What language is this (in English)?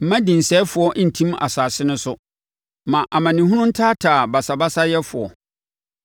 Akan